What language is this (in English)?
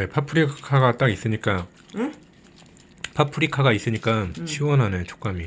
Korean